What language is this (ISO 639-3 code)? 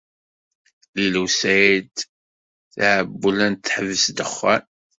kab